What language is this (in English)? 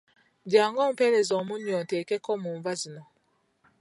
Ganda